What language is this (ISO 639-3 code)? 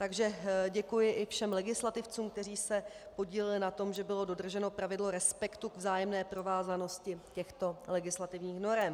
ces